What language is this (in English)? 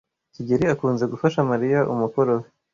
Kinyarwanda